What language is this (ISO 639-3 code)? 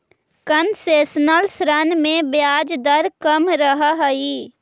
mag